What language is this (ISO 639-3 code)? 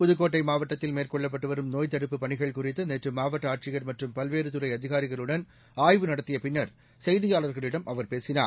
tam